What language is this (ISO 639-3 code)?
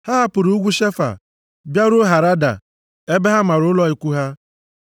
ibo